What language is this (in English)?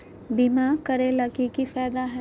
Magahi